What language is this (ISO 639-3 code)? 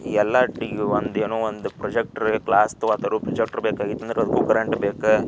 kan